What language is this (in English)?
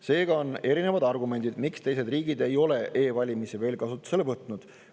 Estonian